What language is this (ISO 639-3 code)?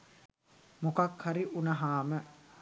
sin